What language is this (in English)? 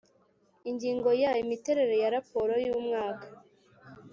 Kinyarwanda